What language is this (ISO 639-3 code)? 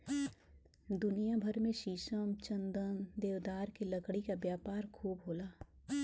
bho